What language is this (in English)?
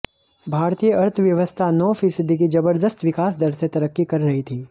Hindi